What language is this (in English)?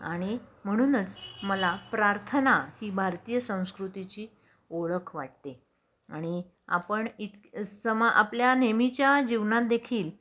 Marathi